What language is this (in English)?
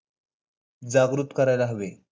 Marathi